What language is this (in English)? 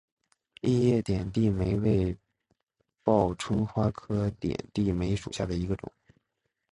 Chinese